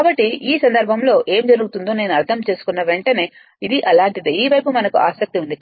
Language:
Telugu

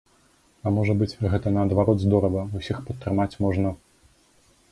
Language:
Belarusian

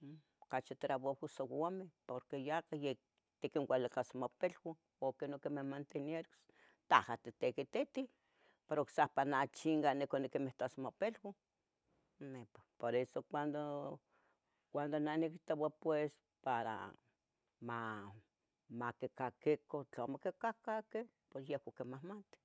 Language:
Tetelcingo Nahuatl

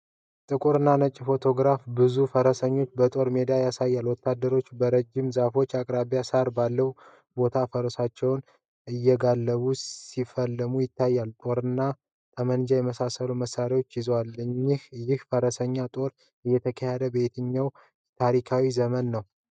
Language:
Amharic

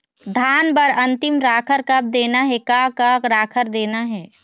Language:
Chhattisgarhi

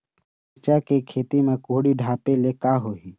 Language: Chhattisgarhi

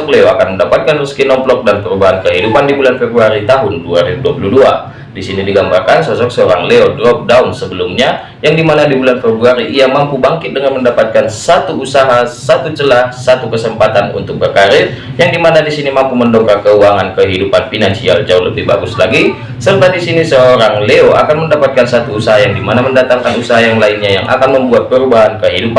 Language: Indonesian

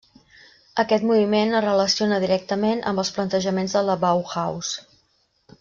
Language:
Catalan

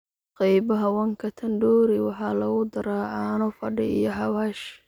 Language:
Somali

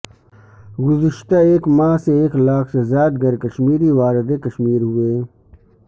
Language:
Urdu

